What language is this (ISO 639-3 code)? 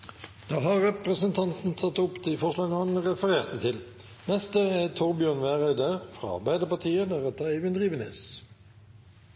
nor